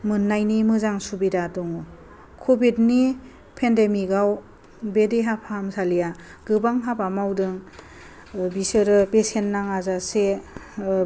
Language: Bodo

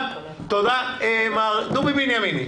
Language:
Hebrew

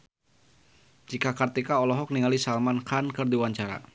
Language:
Sundanese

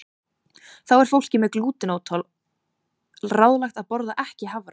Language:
Icelandic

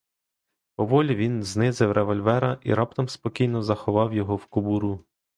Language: Ukrainian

